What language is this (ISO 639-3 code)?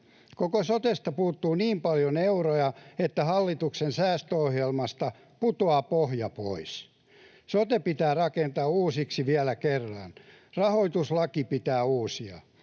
fin